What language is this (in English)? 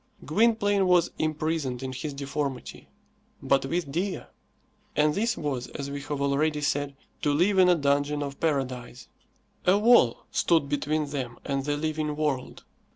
English